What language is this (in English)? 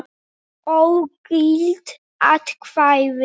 Icelandic